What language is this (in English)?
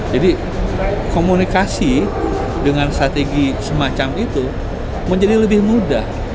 Indonesian